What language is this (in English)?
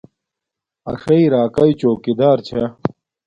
Domaaki